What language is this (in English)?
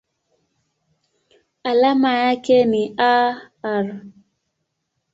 Swahili